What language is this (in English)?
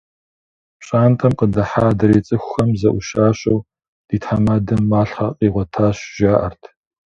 Kabardian